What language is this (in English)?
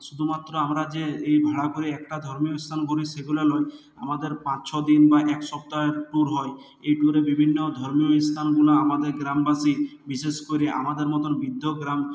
Bangla